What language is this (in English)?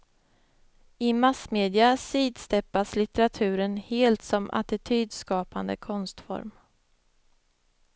Swedish